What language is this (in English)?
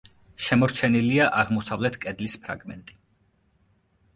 Georgian